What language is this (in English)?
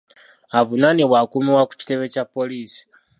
Ganda